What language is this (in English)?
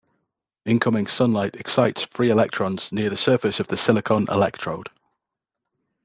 English